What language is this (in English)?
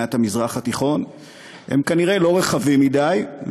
Hebrew